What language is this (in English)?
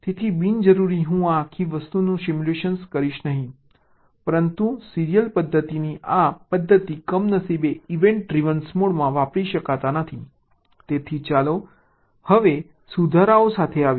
Gujarati